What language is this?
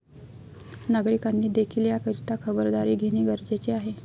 Marathi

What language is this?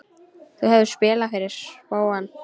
Icelandic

